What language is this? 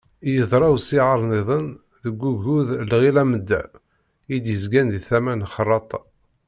Kabyle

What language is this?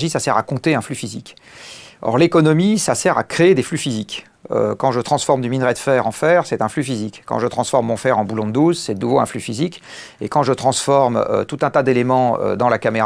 French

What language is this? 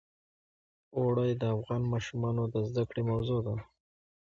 Pashto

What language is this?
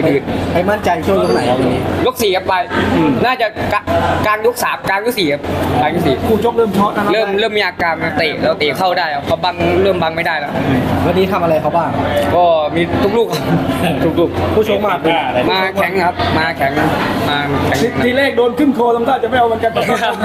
Thai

